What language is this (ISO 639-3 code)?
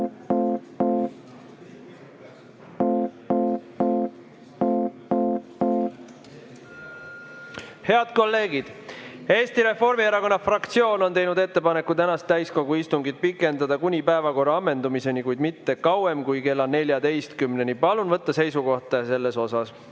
est